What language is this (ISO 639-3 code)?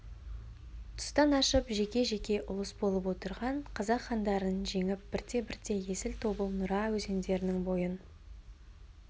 kaz